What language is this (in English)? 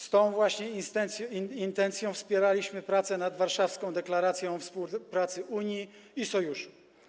Polish